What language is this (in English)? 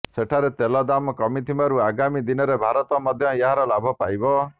Odia